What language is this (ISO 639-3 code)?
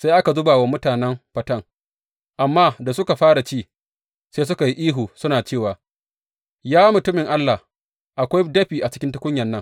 hau